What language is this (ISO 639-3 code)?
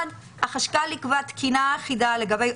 heb